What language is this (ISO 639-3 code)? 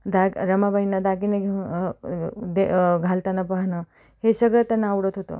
mar